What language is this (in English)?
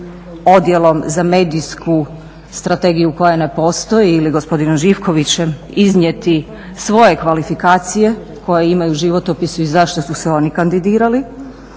Croatian